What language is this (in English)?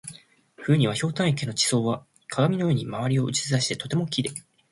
Japanese